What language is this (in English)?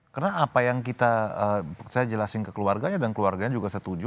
Indonesian